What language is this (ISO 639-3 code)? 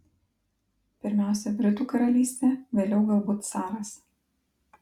lit